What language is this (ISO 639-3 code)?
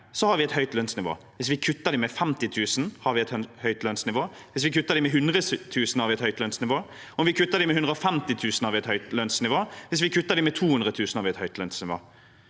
nor